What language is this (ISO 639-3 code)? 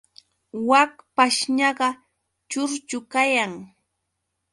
qux